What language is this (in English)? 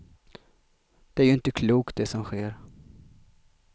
Swedish